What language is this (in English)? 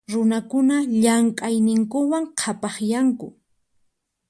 Puno Quechua